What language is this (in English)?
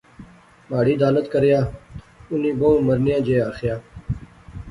Pahari-Potwari